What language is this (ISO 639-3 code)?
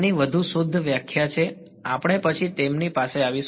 guj